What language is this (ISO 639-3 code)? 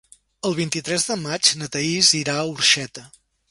cat